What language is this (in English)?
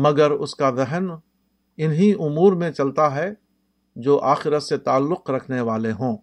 Urdu